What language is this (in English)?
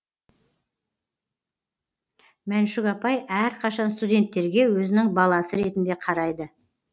Kazakh